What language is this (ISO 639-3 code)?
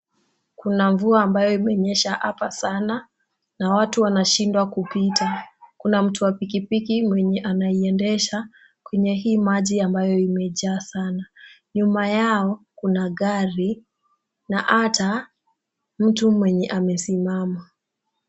swa